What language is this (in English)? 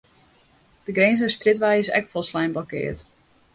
Western Frisian